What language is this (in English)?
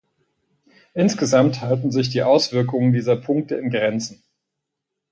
German